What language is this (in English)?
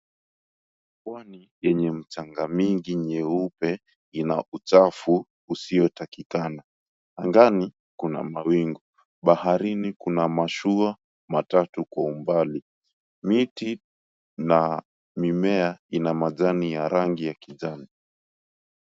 Swahili